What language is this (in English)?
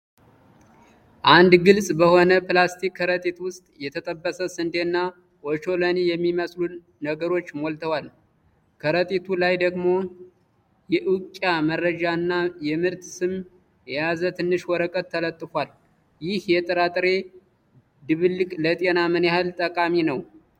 Amharic